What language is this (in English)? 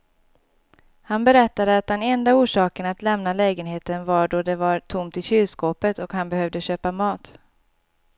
Swedish